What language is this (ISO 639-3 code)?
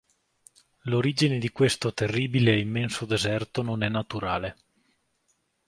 ita